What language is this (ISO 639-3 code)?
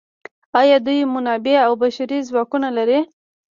pus